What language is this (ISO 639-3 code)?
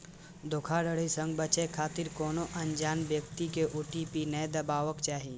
mai